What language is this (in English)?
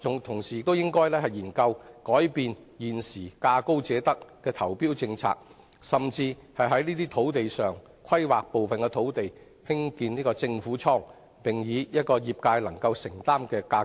Cantonese